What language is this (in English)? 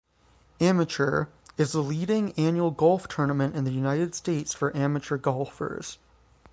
English